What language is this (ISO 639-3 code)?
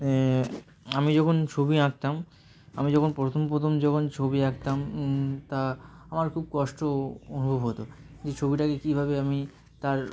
ben